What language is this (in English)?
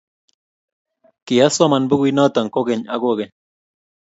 Kalenjin